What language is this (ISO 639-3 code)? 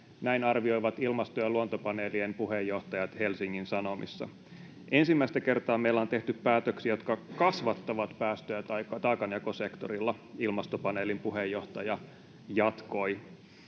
fin